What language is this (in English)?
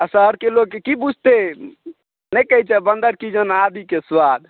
Maithili